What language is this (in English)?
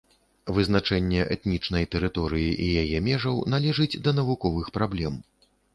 Belarusian